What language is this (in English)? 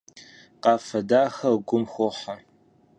Kabardian